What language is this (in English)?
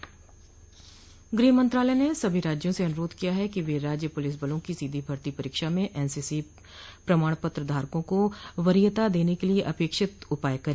Hindi